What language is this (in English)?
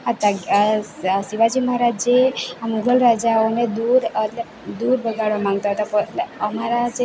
Gujarati